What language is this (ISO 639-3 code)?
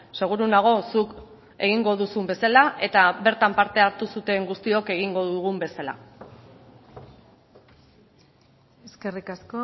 eus